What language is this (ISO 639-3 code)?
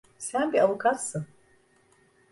tur